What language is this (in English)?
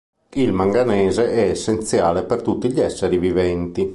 Italian